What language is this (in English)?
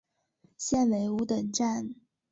Chinese